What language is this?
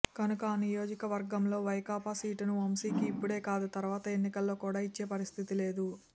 Telugu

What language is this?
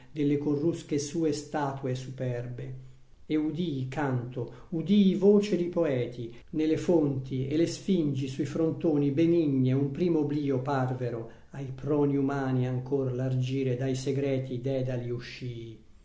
Italian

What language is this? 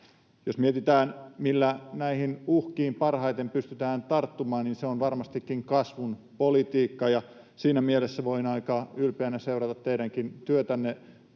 Finnish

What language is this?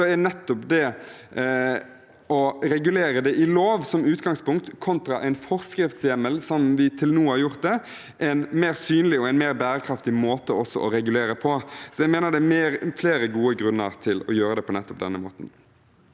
Norwegian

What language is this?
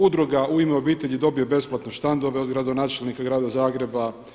Croatian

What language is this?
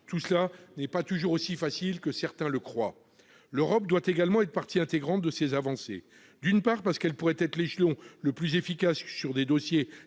French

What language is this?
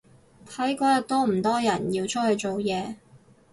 Cantonese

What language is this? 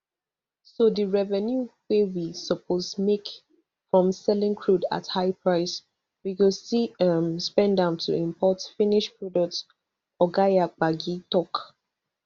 Nigerian Pidgin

